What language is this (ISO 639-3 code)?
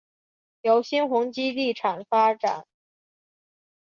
zho